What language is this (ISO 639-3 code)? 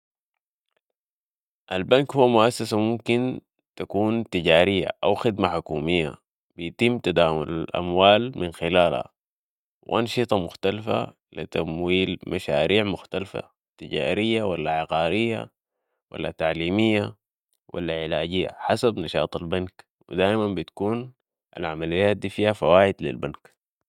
apd